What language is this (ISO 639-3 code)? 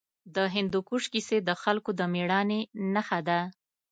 pus